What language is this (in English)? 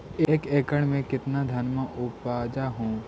Magahi